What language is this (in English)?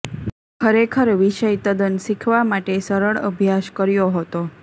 Gujarati